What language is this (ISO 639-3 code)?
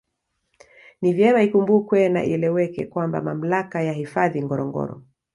swa